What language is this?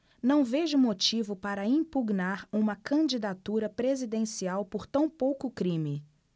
Portuguese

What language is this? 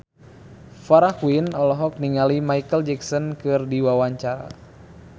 Sundanese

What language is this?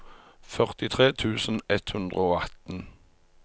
Norwegian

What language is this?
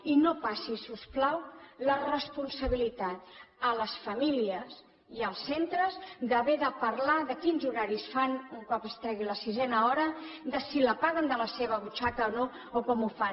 Catalan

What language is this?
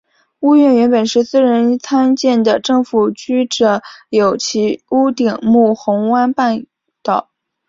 Chinese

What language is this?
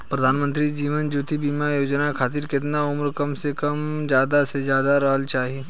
Bhojpuri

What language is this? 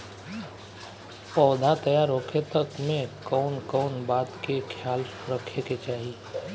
Bhojpuri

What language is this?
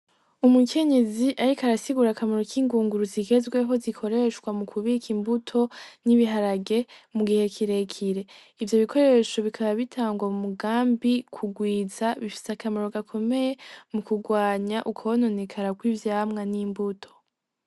Rundi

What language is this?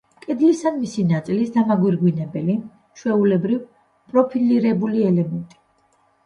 Georgian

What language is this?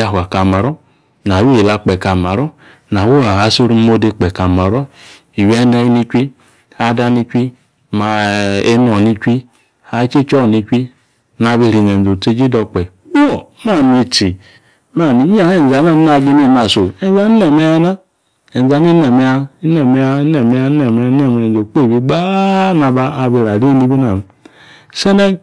Yace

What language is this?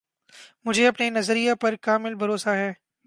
Urdu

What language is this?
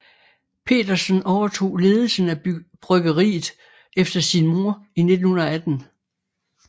Danish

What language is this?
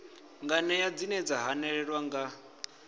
Venda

